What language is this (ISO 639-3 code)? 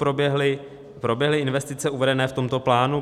ces